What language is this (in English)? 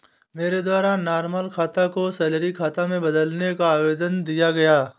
Hindi